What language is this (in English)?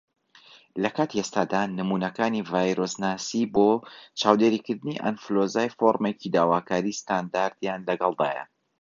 Central Kurdish